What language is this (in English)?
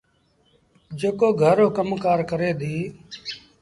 Sindhi Bhil